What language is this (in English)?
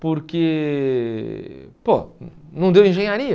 Portuguese